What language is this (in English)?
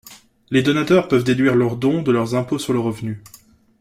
French